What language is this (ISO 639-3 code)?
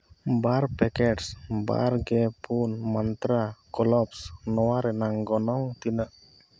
sat